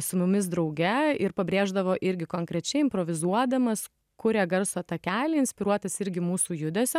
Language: Lithuanian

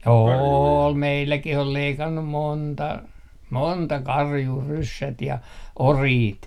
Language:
Finnish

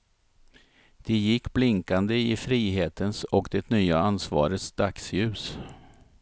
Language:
Swedish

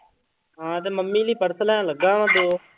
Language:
Punjabi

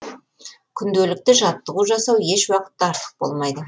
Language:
Kazakh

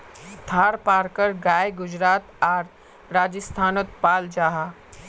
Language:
Magahi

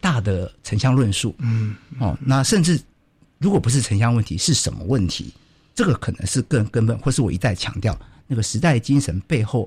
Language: Chinese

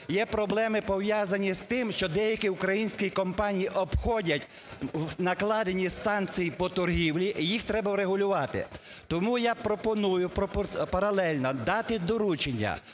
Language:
Ukrainian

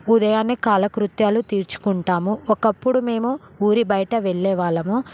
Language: Telugu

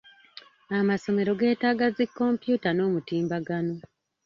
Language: Ganda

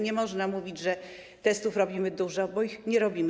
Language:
Polish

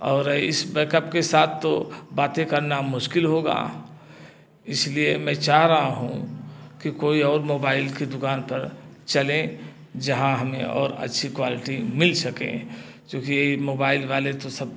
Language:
Hindi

